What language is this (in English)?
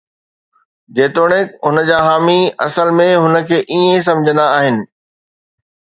Sindhi